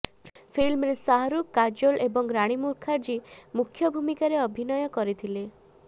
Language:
Odia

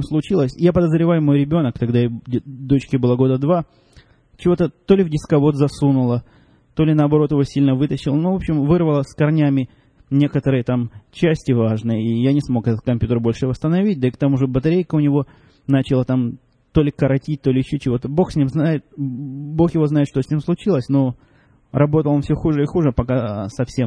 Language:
Russian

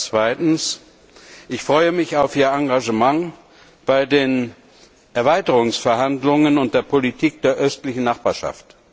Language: German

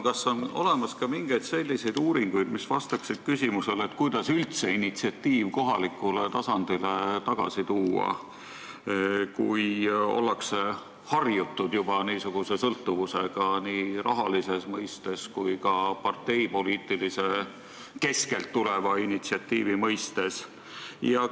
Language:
Estonian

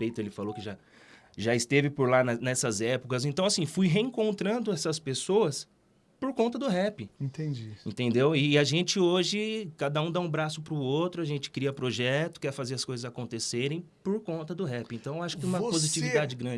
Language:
Portuguese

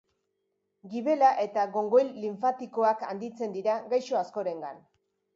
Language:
Basque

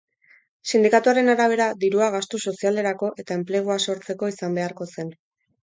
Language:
Basque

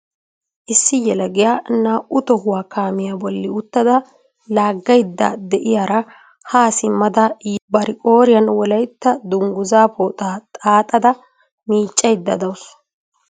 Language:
Wolaytta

